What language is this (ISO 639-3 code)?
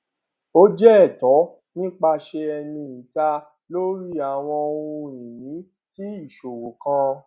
yor